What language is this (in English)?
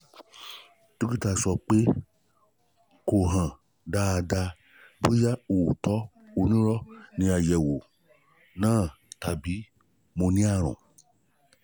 Yoruba